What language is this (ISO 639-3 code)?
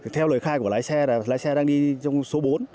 vie